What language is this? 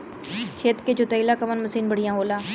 Bhojpuri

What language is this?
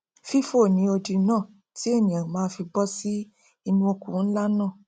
Yoruba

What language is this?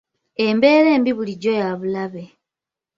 Ganda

